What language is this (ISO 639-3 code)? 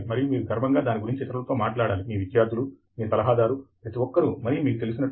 tel